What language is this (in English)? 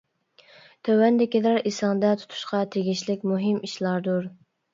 Uyghur